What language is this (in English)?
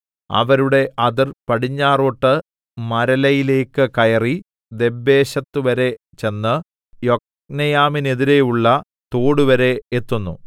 Malayalam